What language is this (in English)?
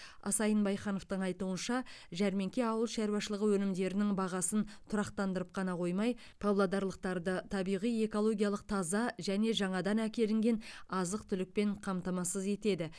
Kazakh